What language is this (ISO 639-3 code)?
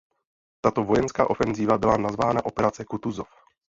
ces